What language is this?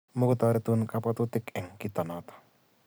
Kalenjin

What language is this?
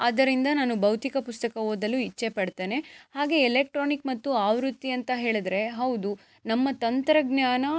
Kannada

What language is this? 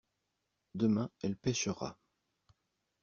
French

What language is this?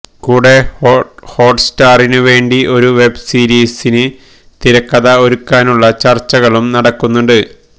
Malayalam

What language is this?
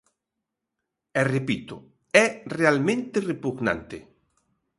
Galician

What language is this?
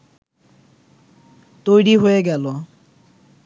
Bangla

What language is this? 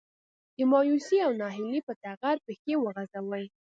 Pashto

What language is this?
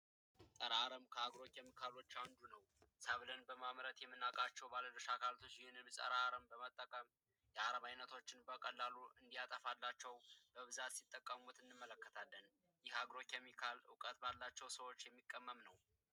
Amharic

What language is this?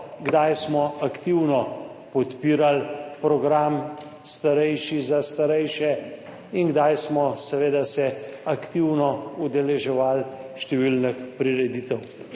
Slovenian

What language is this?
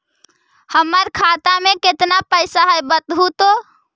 Magahi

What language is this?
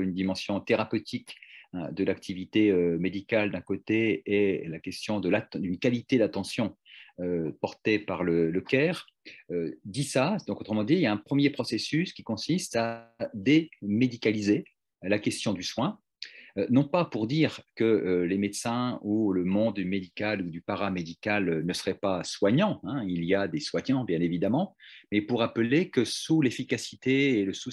French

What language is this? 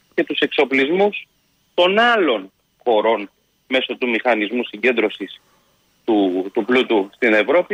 Greek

